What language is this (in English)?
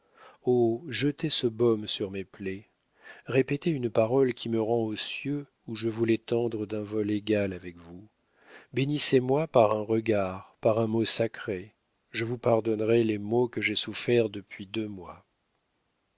French